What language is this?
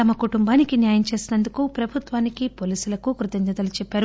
Telugu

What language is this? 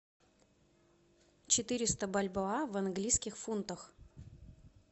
Russian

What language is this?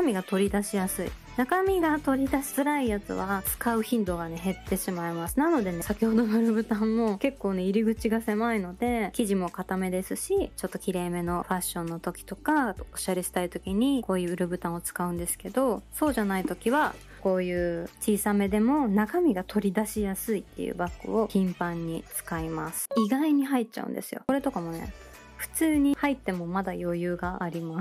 Japanese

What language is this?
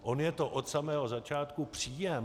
Czech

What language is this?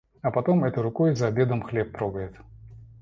Russian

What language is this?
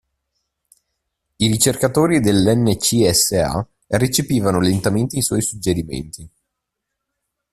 Italian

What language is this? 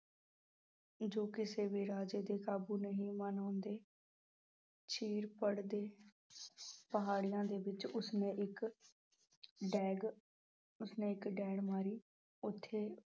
Punjabi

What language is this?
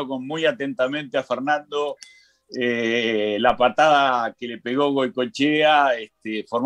Spanish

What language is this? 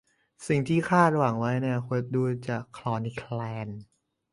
Thai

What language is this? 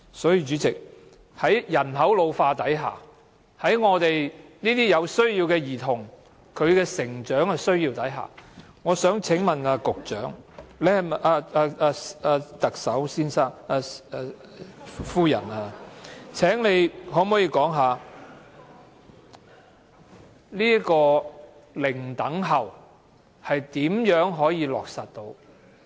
Cantonese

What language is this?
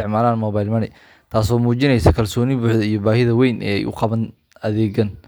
Somali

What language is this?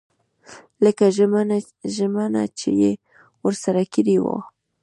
Pashto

